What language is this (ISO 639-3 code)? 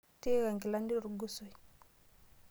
mas